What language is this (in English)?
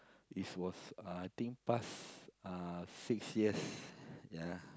English